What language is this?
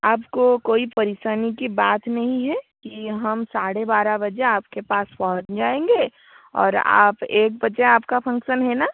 Hindi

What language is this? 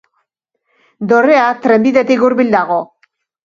Basque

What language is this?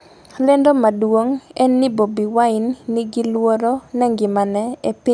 Luo (Kenya and Tanzania)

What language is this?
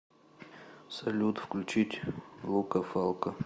Russian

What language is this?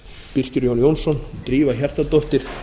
Icelandic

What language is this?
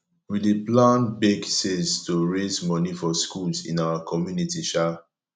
Nigerian Pidgin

